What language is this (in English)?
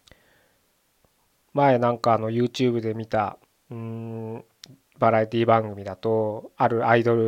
Japanese